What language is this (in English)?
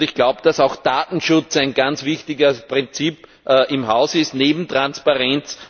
German